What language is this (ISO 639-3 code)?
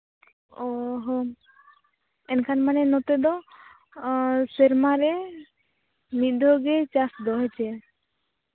sat